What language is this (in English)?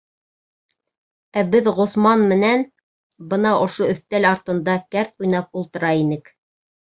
Bashkir